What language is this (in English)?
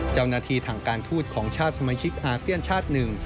Thai